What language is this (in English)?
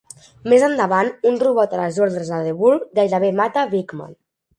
Catalan